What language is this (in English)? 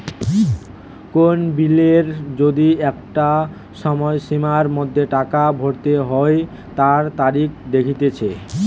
Bangla